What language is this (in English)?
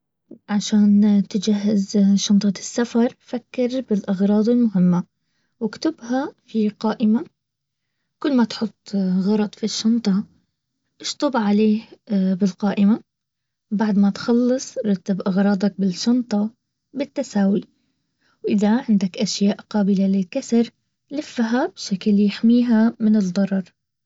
Baharna Arabic